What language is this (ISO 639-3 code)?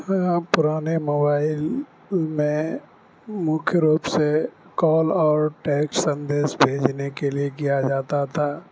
urd